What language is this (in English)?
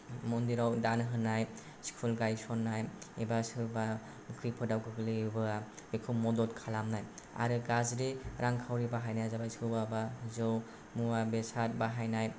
Bodo